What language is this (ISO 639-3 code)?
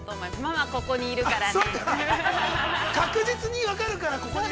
jpn